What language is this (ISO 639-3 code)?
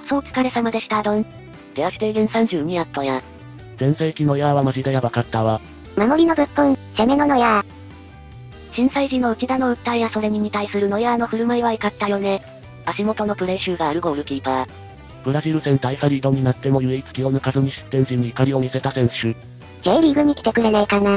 jpn